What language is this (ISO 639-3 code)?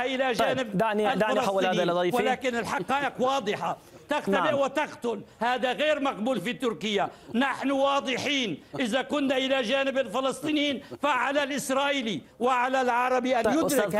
ara